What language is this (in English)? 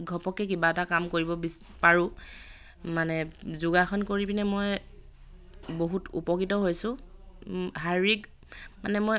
Assamese